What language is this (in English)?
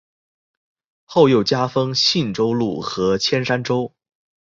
Chinese